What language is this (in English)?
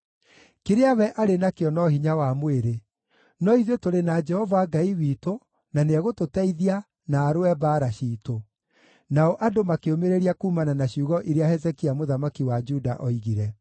Kikuyu